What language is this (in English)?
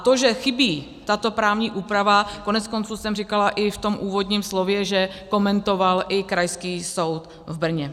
Czech